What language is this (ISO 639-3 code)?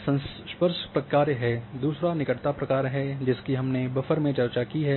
hin